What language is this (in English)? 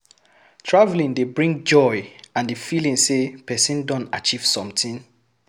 Nigerian Pidgin